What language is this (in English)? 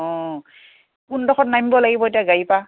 Assamese